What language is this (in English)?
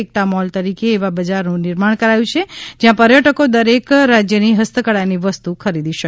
Gujarati